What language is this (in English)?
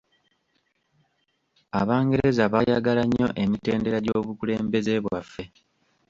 Ganda